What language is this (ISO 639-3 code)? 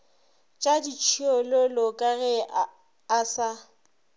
nso